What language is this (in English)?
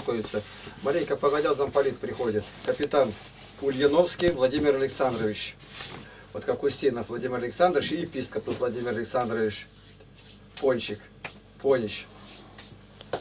Russian